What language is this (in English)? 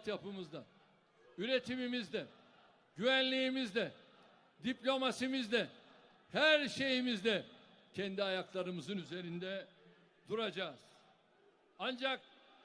Turkish